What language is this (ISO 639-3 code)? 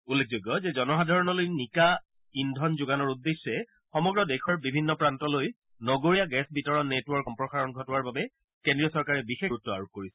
asm